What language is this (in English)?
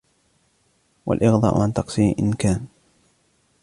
Arabic